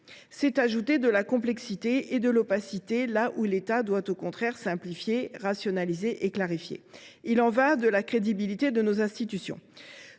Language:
French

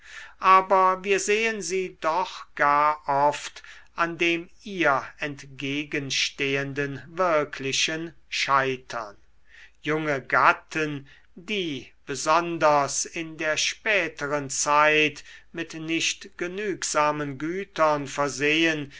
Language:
German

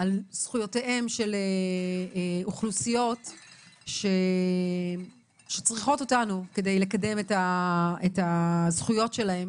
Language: Hebrew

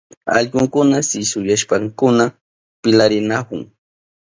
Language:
Southern Pastaza Quechua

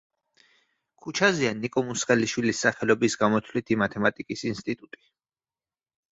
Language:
Georgian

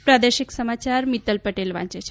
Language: Gujarati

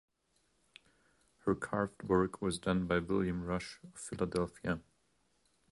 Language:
English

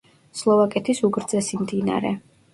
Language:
Georgian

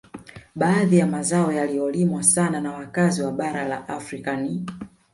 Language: Swahili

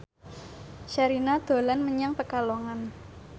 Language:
Javanese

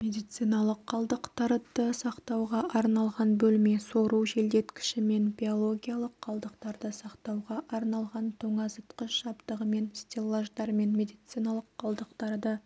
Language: Kazakh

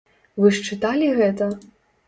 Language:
Belarusian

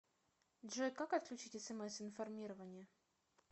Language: Russian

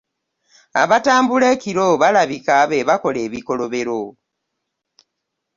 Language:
Ganda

